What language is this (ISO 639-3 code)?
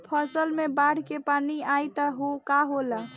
bho